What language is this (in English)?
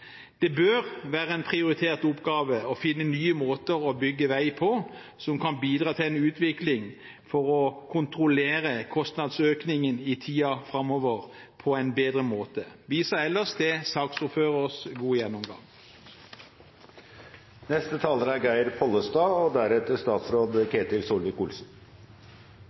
Norwegian